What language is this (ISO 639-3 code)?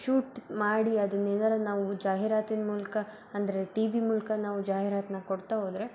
kan